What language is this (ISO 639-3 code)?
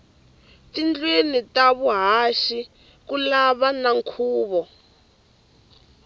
tso